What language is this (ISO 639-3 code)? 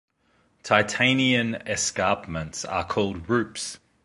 eng